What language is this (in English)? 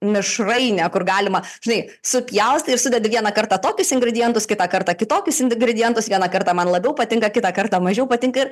Lithuanian